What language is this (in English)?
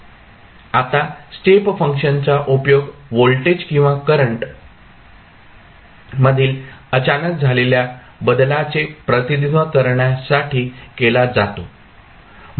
Marathi